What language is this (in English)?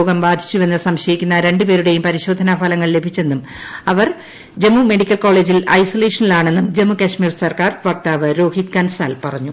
Malayalam